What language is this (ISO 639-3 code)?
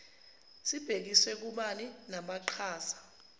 zul